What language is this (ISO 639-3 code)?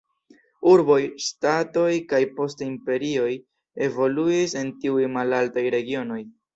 epo